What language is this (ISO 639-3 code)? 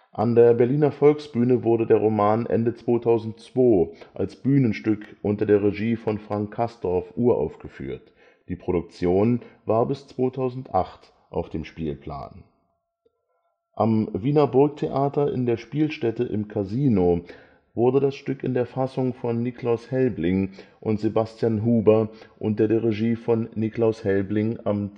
deu